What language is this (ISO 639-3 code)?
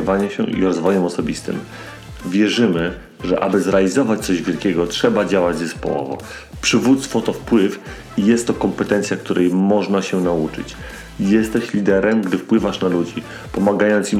pol